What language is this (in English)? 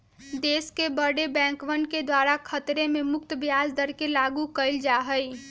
Magahi